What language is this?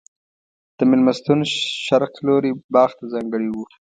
Pashto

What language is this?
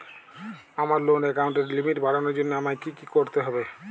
Bangla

